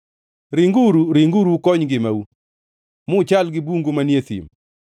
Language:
Luo (Kenya and Tanzania)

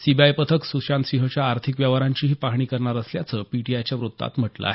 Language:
Marathi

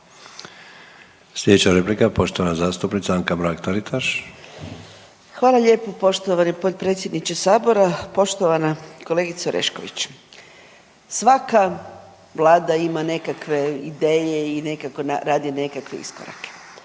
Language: Croatian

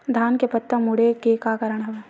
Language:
Chhattisgarhi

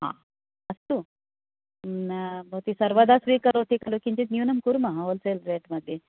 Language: Sanskrit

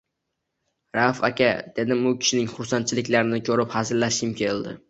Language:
Uzbek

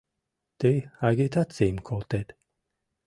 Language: Mari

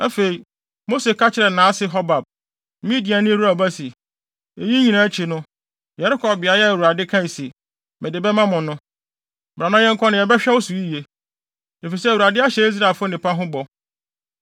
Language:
Akan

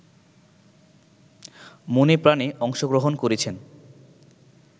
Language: Bangla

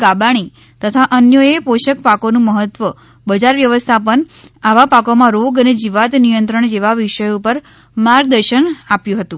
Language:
Gujarati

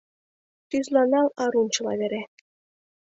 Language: Mari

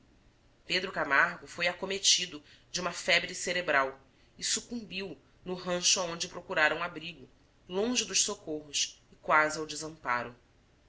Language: Portuguese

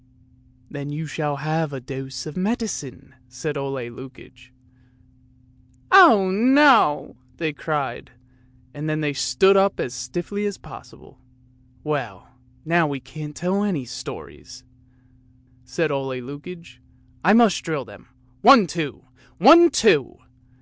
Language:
English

